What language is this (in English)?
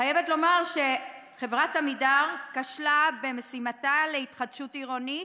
Hebrew